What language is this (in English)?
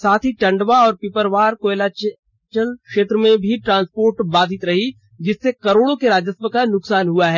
Hindi